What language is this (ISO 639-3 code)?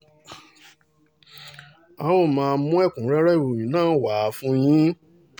yor